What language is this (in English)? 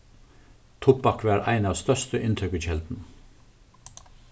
Faroese